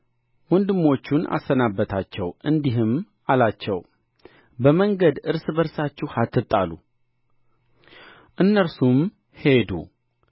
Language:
Amharic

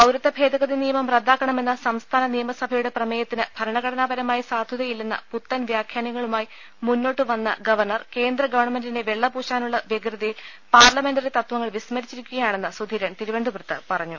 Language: Malayalam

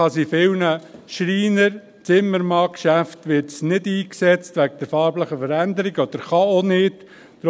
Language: Swiss German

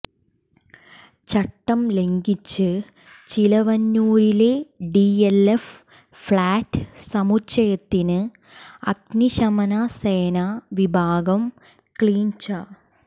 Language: Malayalam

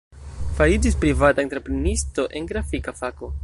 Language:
Esperanto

